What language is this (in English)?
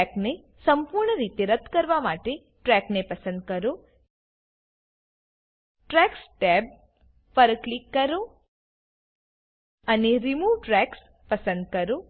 Gujarati